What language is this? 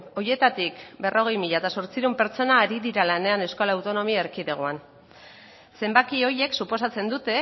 Basque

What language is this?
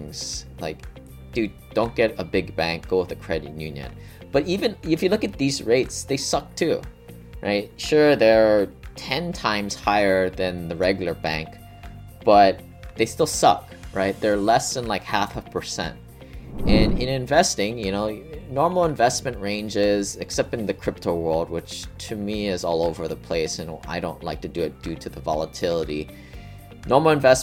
English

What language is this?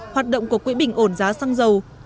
Vietnamese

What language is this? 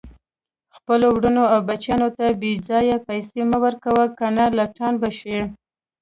Pashto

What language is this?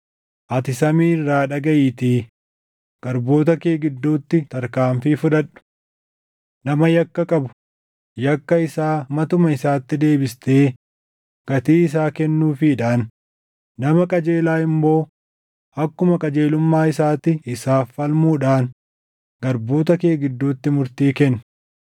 Oromo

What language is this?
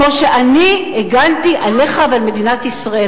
Hebrew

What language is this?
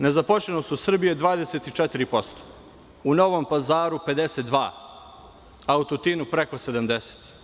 Serbian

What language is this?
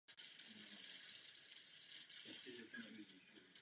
Czech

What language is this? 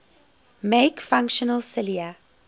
English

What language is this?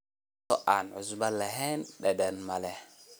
Somali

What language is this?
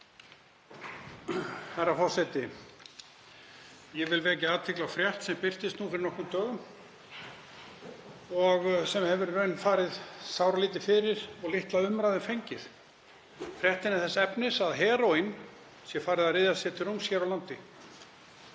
Icelandic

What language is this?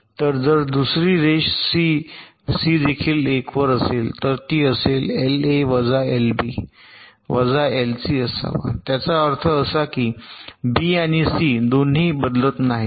Marathi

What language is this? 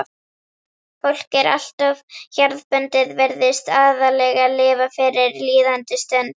Icelandic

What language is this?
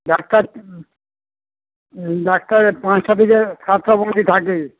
Bangla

